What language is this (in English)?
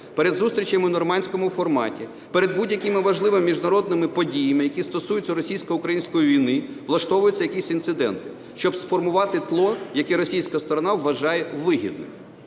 Ukrainian